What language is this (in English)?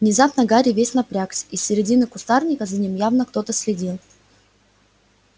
Russian